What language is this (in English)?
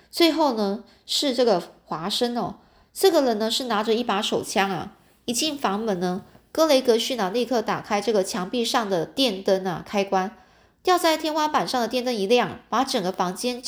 Chinese